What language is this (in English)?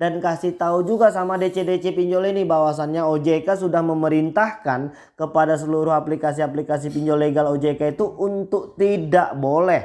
Indonesian